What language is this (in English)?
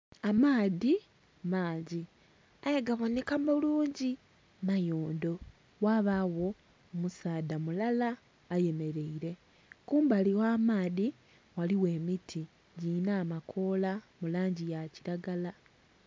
Soga